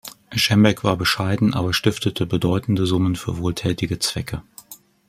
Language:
German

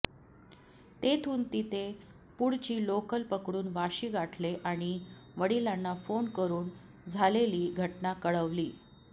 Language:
Marathi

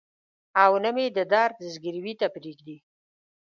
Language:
Pashto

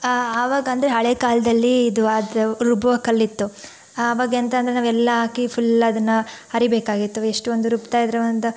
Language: Kannada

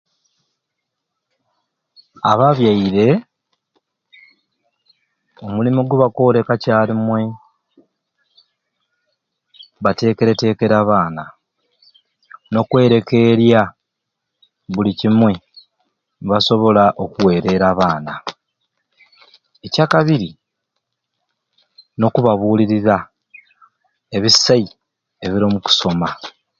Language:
Ruuli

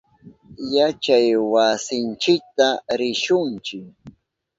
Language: Southern Pastaza Quechua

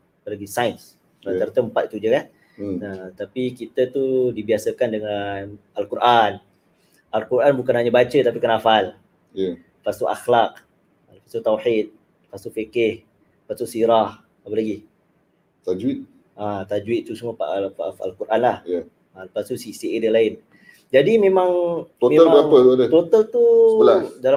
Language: Malay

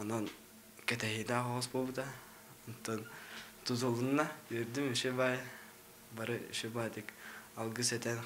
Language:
Turkish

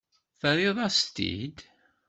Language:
Kabyle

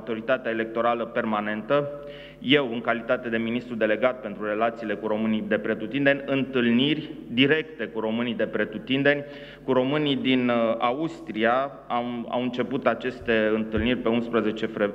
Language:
Romanian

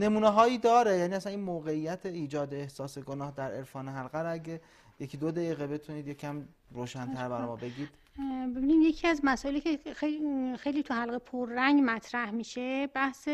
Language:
Persian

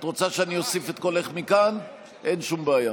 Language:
Hebrew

